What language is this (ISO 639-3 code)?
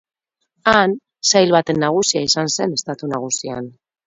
eus